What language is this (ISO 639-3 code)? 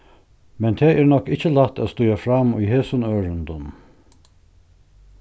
fao